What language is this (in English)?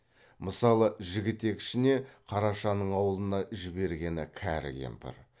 Kazakh